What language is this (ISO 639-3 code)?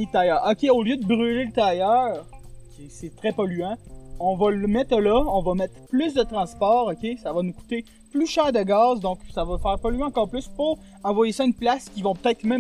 fra